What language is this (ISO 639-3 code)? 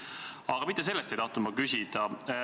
est